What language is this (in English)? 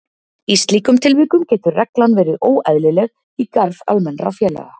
Icelandic